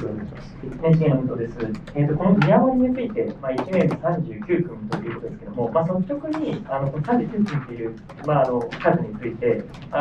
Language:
Japanese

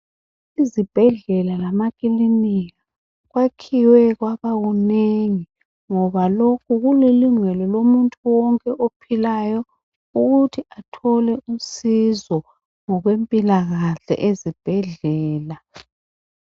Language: North Ndebele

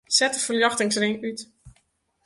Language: Western Frisian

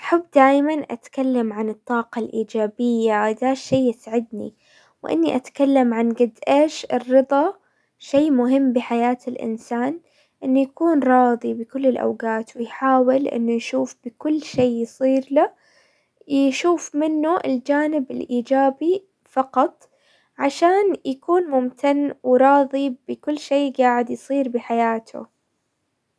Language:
Hijazi Arabic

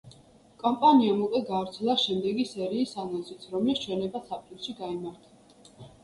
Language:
Georgian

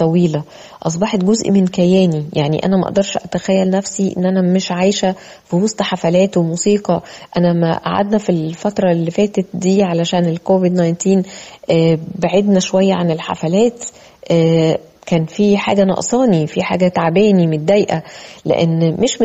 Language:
Arabic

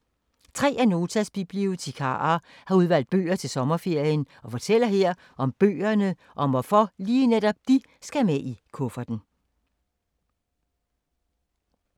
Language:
Danish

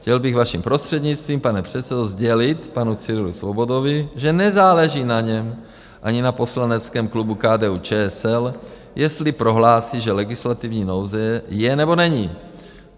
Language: Czech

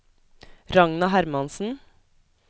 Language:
Norwegian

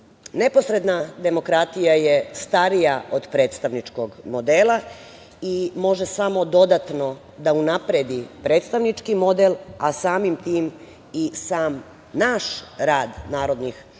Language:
Serbian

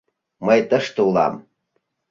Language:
Mari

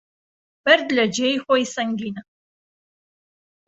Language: Central Kurdish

